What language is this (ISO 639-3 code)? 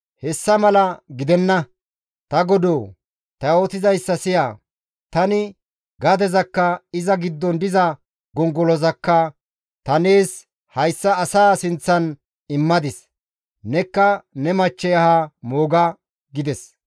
gmv